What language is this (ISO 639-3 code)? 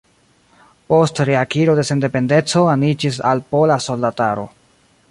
epo